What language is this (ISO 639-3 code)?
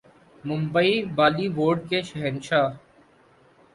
urd